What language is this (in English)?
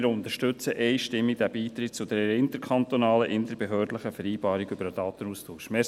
Swiss German